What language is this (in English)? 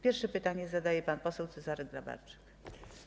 Polish